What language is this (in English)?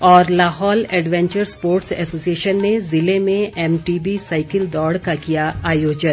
Hindi